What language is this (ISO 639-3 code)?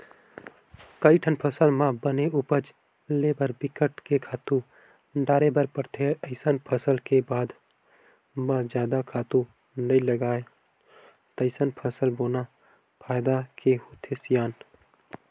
hne